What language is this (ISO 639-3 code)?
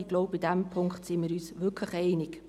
gsw